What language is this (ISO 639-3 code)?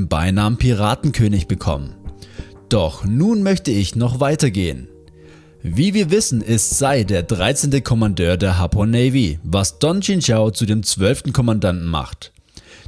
deu